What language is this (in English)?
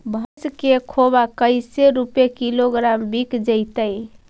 Magahi